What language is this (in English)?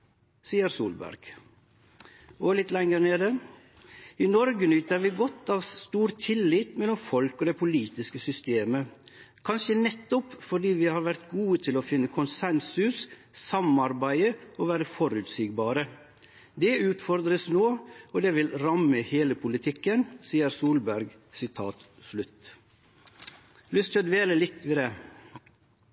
Norwegian Nynorsk